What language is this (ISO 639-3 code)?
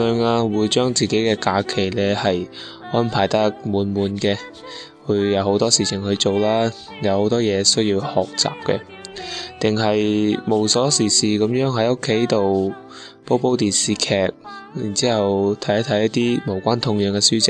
zho